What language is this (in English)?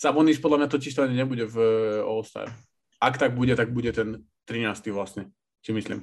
Slovak